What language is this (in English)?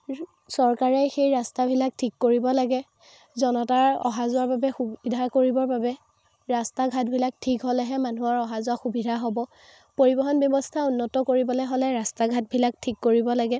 Assamese